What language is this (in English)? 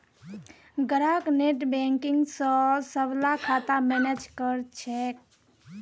Magahi